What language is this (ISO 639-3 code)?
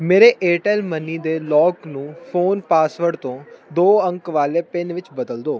pan